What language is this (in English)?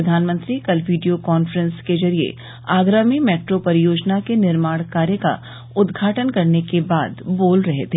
Hindi